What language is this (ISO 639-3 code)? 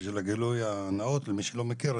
heb